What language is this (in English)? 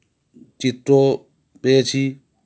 Bangla